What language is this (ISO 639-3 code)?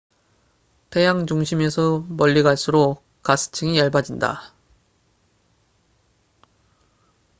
kor